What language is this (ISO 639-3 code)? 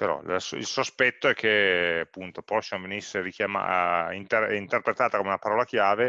ita